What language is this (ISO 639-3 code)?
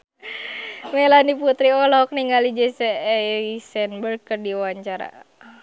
sun